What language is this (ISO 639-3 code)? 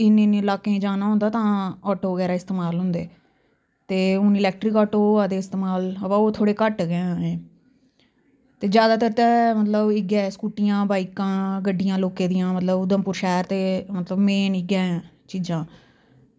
doi